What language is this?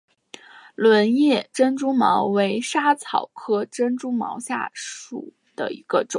Chinese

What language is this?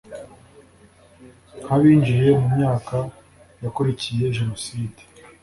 Kinyarwanda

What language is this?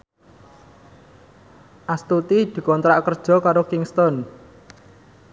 Javanese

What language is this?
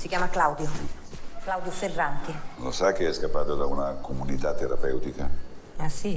Italian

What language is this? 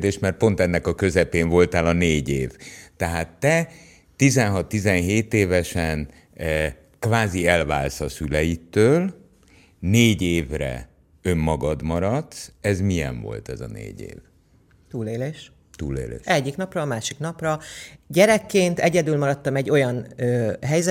Hungarian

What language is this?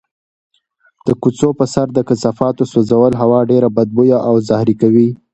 Pashto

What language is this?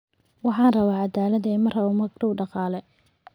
Somali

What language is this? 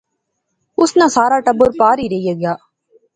Pahari-Potwari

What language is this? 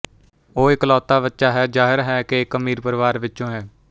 Punjabi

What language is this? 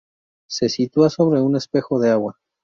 Spanish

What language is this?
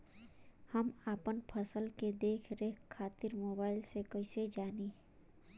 Bhojpuri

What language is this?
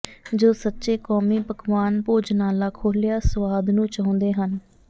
Punjabi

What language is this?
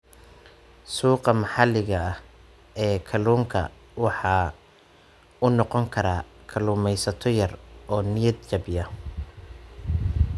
Somali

